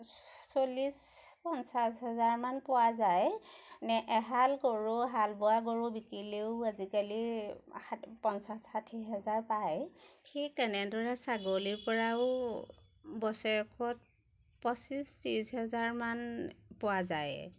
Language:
Assamese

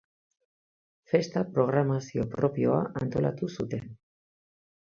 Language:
Basque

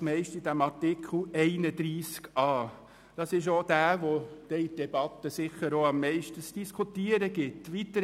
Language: Swiss German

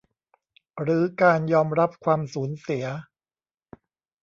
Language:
Thai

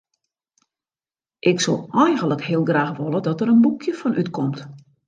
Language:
Western Frisian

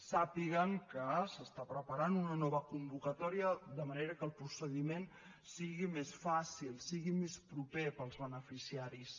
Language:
Catalan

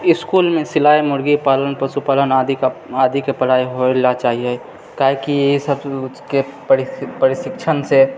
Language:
Maithili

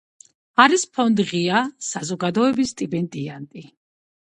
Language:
Georgian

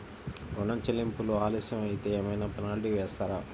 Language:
Telugu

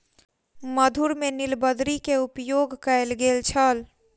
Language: Maithili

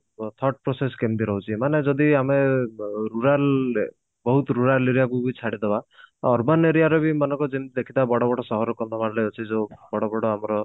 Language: Odia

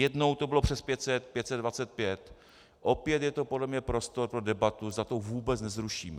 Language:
Czech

